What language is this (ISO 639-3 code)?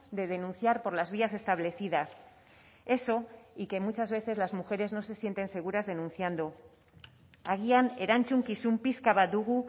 spa